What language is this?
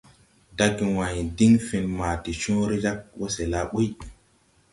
Tupuri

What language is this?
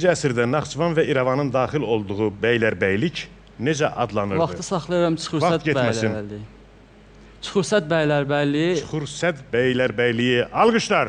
Turkish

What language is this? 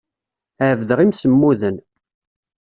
Kabyle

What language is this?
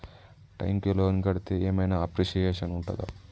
Telugu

